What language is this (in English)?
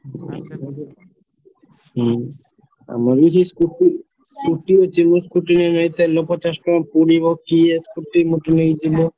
Odia